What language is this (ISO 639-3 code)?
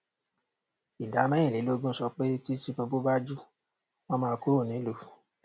yor